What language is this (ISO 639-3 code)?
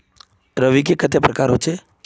mag